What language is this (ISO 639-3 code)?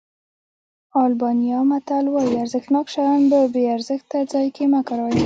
pus